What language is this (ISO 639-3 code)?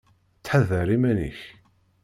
kab